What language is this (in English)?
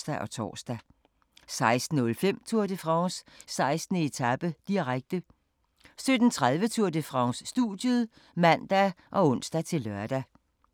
Danish